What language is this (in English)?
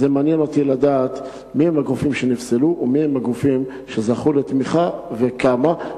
Hebrew